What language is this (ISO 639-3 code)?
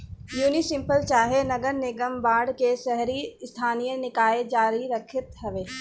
bho